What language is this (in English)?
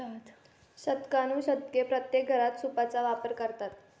Marathi